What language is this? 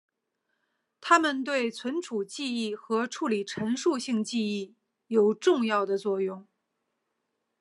Chinese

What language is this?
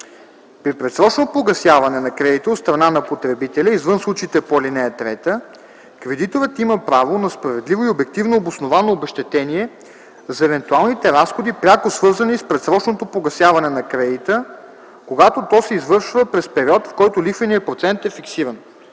Bulgarian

